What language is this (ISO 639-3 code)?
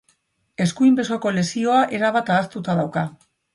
eus